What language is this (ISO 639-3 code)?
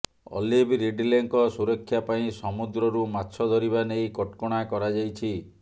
ori